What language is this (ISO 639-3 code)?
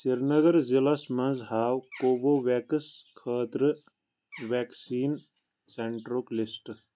kas